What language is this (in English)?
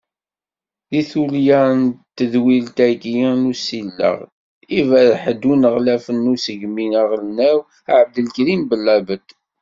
Kabyle